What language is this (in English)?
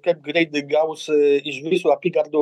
Lithuanian